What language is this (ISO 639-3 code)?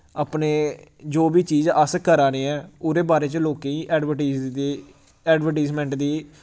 doi